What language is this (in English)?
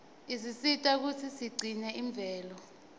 Swati